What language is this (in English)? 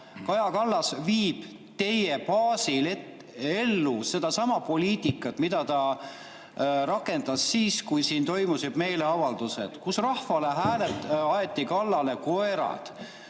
Estonian